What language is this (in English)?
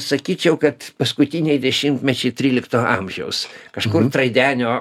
Lithuanian